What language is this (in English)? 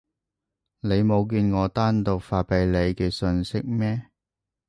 Cantonese